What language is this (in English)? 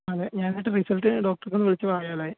Malayalam